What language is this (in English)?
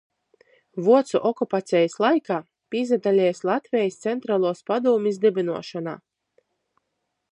Latgalian